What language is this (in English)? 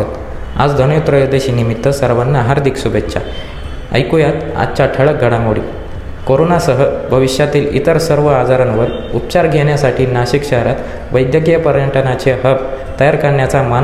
Marathi